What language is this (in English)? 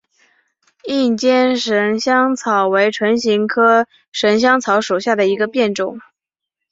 Chinese